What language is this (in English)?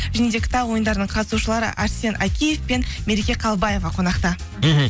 Kazakh